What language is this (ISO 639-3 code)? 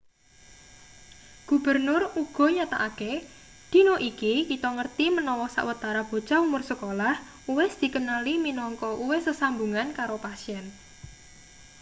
jav